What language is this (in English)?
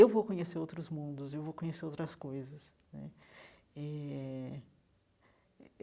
Portuguese